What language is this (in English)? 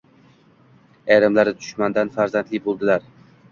Uzbek